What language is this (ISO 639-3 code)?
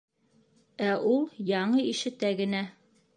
bak